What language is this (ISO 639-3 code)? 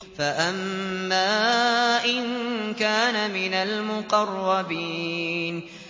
ara